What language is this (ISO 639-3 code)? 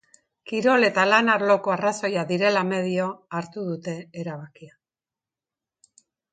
eus